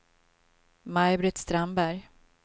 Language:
Swedish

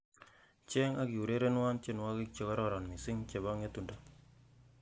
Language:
Kalenjin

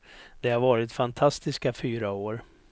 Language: Swedish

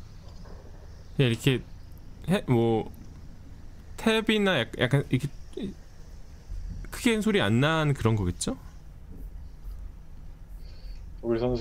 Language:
Korean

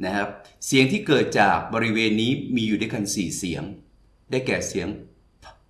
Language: Thai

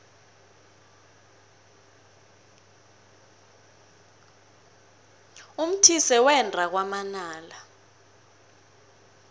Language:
South Ndebele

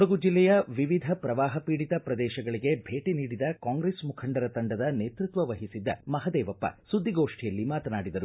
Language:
Kannada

